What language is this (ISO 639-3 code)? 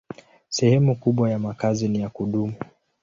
swa